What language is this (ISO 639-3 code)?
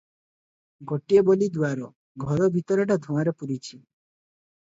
ori